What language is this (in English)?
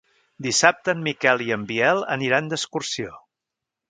Catalan